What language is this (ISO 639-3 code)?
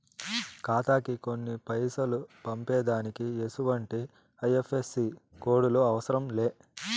tel